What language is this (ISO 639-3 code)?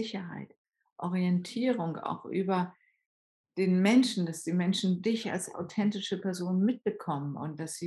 deu